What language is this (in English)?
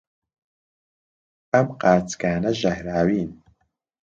Central Kurdish